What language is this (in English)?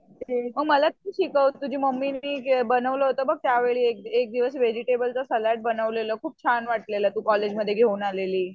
Marathi